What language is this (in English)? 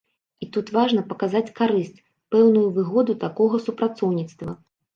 Belarusian